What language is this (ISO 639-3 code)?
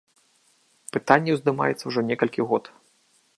bel